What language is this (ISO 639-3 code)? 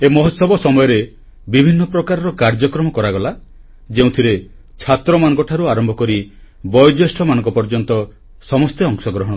ori